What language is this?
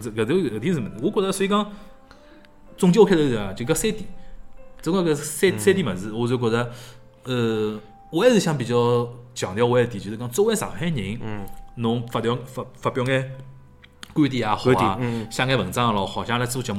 Chinese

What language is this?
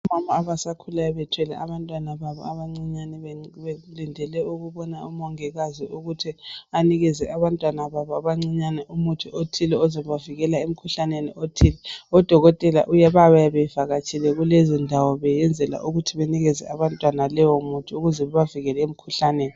North Ndebele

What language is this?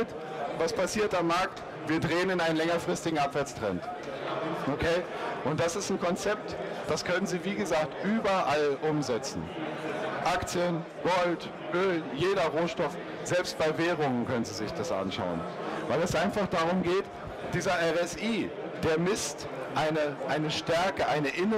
German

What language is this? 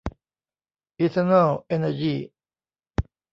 Thai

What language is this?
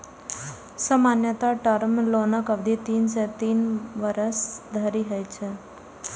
Maithili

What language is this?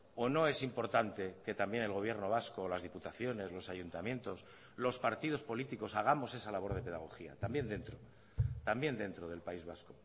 Spanish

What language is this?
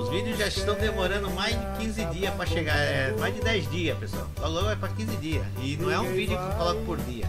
Portuguese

